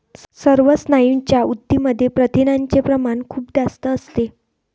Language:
Marathi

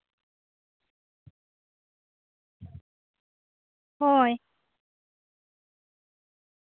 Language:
Santali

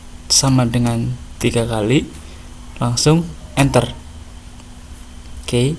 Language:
Indonesian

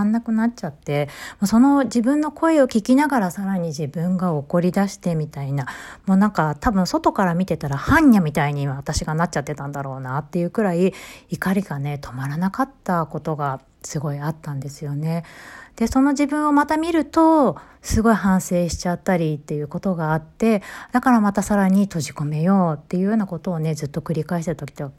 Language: Japanese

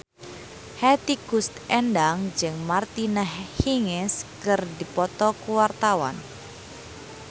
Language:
Sundanese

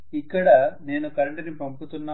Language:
Telugu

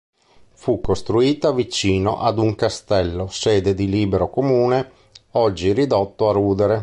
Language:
Italian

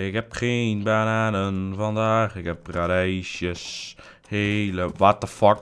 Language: Dutch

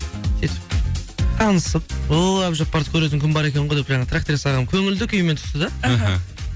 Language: Kazakh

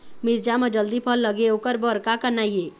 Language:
Chhattisgarhi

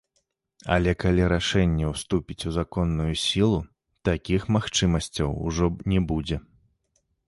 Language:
Belarusian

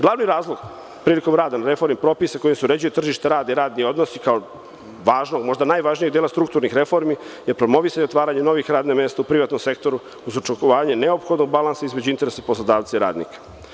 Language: Serbian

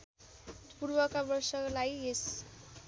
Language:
Nepali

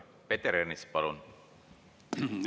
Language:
Estonian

